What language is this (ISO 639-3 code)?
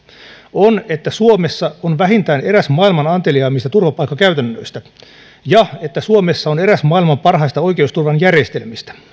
fin